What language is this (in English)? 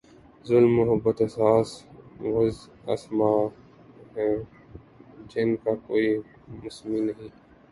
Urdu